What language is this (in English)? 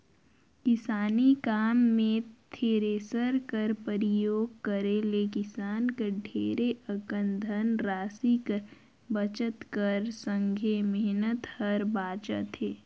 Chhattisgarhi